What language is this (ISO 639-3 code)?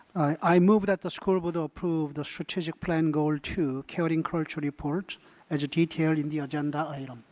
eng